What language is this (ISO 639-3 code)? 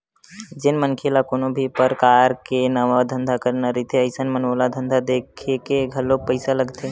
hne